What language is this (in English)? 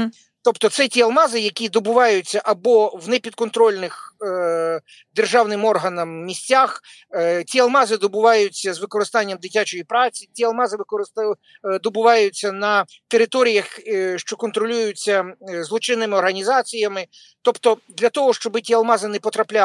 Ukrainian